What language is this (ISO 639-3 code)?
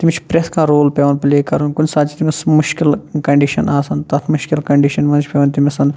kas